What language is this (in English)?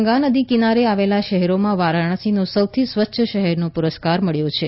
Gujarati